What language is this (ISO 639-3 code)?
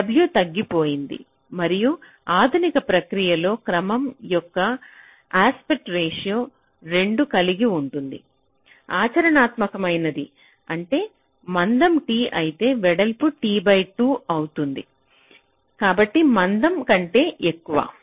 tel